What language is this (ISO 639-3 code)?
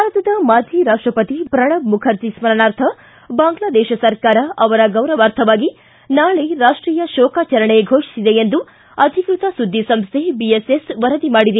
kan